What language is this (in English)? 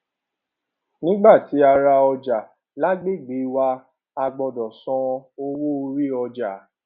Yoruba